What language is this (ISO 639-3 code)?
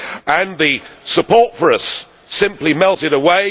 eng